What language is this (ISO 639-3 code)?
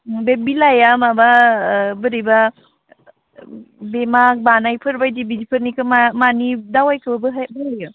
brx